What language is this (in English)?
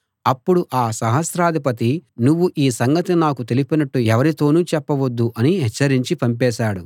Telugu